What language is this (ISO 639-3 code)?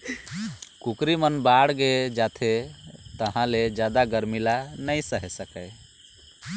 hne